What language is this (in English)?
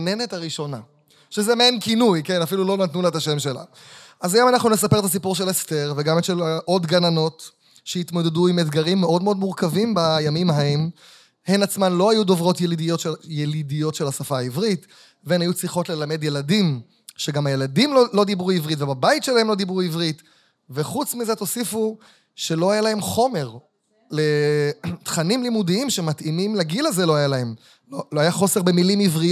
Hebrew